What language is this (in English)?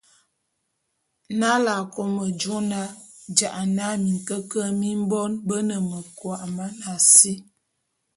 Bulu